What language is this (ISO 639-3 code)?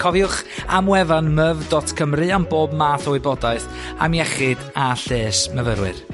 cym